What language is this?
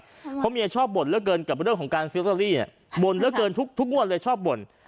Thai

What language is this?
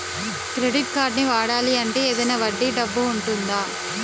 Telugu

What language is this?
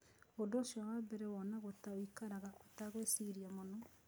Kikuyu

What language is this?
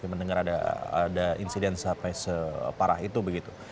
Indonesian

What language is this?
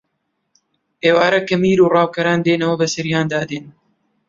Central Kurdish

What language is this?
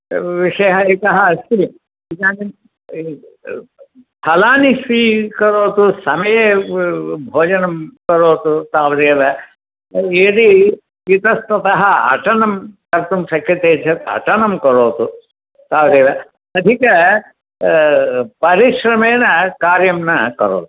Sanskrit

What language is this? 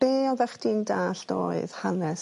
Welsh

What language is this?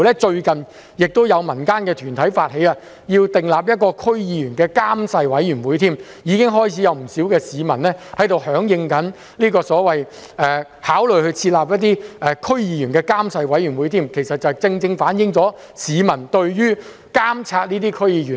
Cantonese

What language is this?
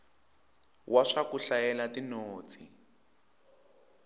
Tsonga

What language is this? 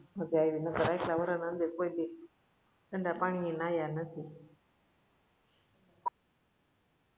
Gujarati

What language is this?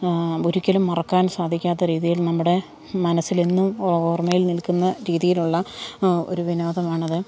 Malayalam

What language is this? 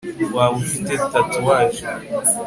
Kinyarwanda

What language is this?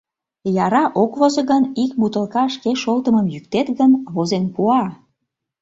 Mari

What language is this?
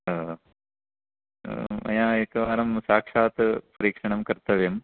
Sanskrit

